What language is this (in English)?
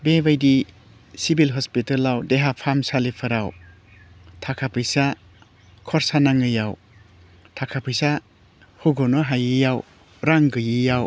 Bodo